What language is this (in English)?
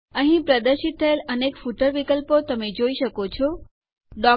Gujarati